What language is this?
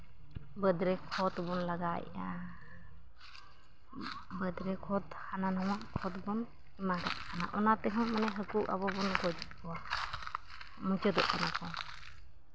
Santali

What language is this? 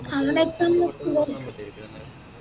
Malayalam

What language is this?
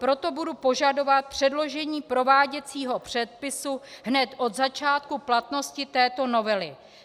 Czech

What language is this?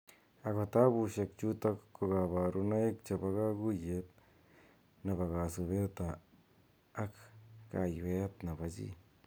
Kalenjin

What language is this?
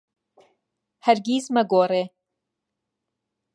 Central Kurdish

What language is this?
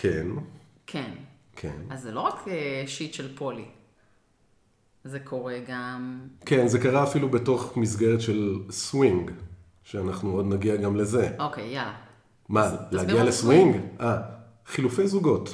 Hebrew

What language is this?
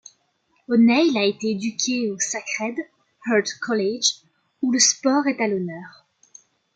French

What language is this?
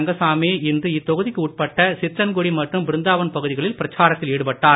Tamil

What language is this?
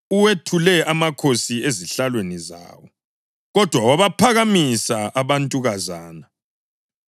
North Ndebele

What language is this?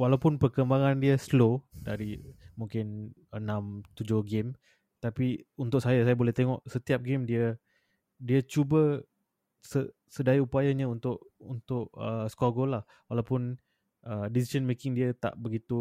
Malay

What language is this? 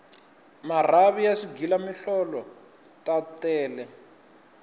Tsonga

